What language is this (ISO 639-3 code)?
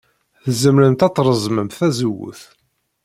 kab